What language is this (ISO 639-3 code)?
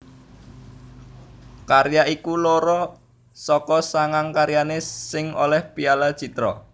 jav